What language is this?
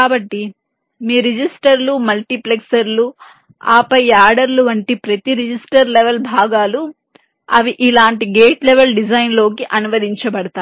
Telugu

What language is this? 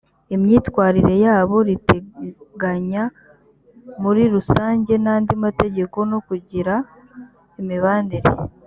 Kinyarwanda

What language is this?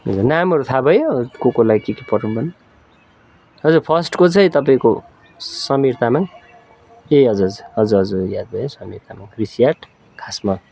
Nepali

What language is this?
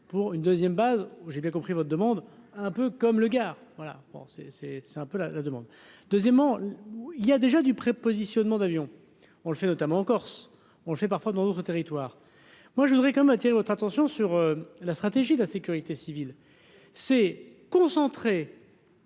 French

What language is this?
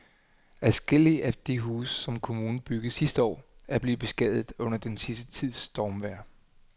Danish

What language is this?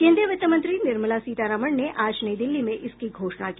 Hindi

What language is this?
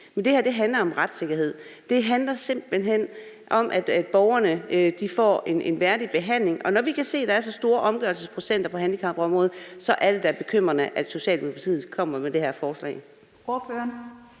Danish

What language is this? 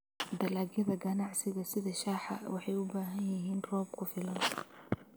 Somali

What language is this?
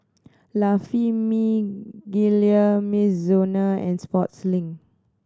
English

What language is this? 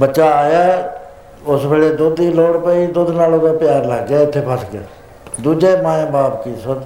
Punjabi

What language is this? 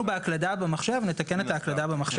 Hebrew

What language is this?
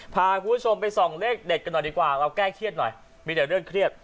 Thai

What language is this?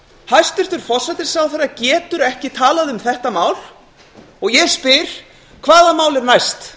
Icelandic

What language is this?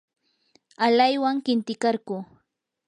Yanahuanca Pasco Quechua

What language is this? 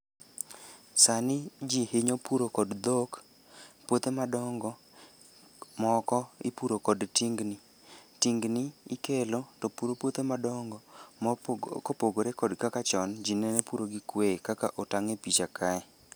Luo (Kenya and Tanzania)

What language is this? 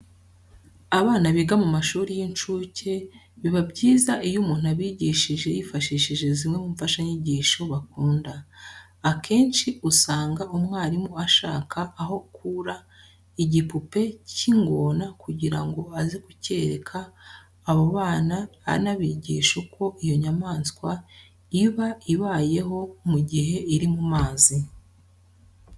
Kinyarwanda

